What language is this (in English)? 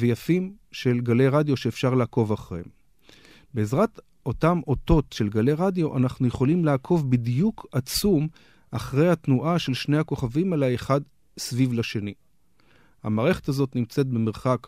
Hebrew